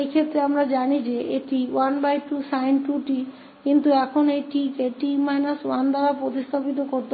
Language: Hindi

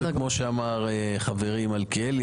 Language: Hebrew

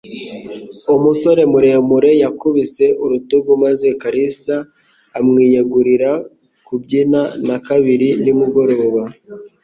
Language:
Kinyarwanda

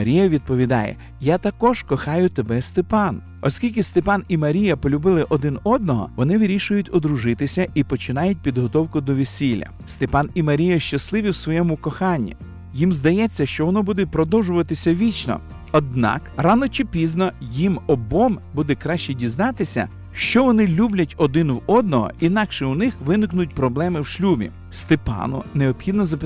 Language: Ukrainian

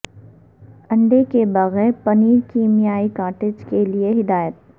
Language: Urdu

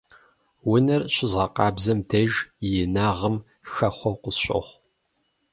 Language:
Kabardian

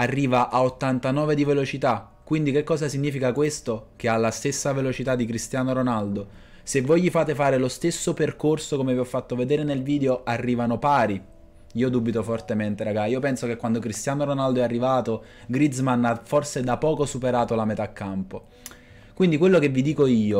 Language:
Italian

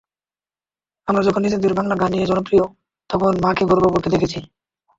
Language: Bangla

